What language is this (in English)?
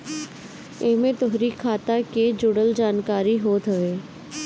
Bhojpuri